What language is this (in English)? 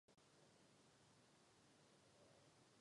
Czech